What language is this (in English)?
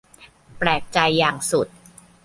Thai